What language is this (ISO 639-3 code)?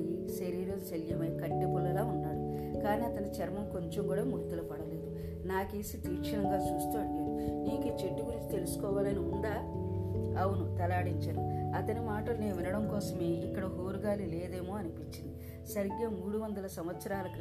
tel